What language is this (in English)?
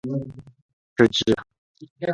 Chinese